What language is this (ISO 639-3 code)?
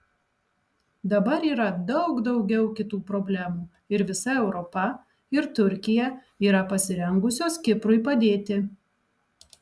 lit